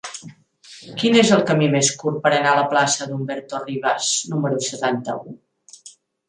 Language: Catalan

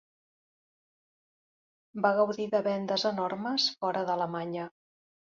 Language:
Catalan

